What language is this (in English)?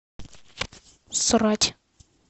Russian